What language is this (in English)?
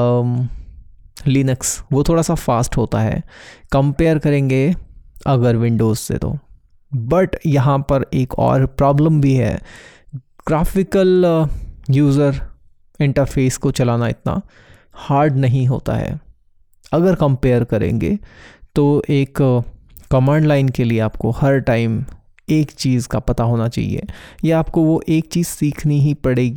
Hindi